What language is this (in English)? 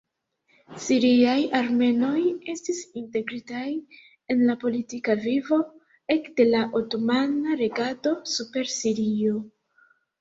Esperanto